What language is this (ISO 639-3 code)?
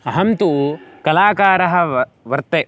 san